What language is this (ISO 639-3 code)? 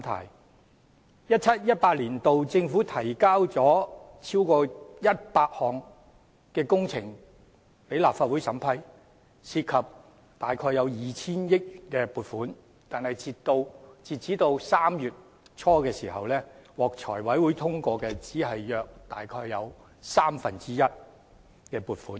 yue